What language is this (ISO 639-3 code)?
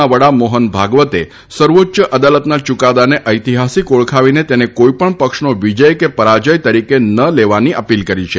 guj